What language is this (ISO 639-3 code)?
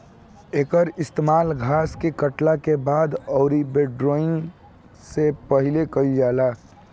bho